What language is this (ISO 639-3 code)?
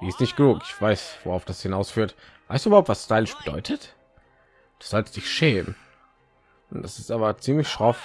deu